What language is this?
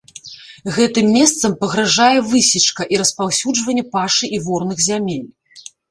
Belarusian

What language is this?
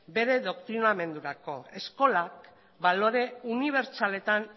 Basque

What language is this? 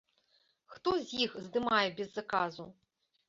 Belarusian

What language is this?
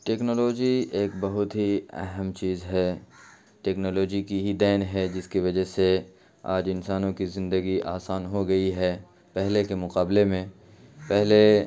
Urdu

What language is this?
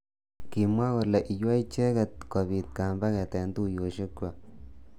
Kalenjin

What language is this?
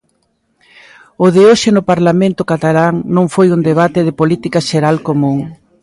Galician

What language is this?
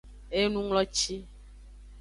Aja (Benin)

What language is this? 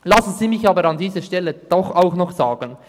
Swiss German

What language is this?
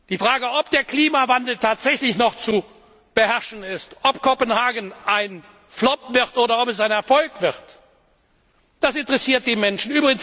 German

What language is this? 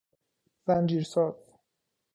Persian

